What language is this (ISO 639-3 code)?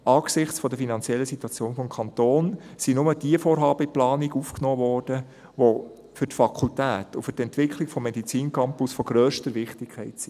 gsw